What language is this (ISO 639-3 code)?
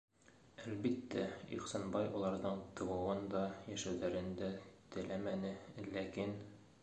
bak